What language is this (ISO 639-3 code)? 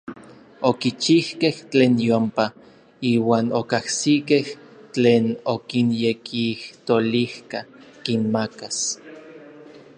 nlv